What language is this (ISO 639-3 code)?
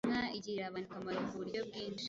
kin